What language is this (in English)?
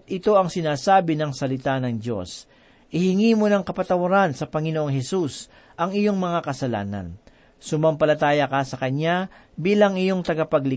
Filipino